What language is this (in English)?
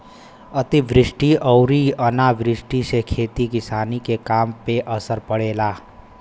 Bhojpuri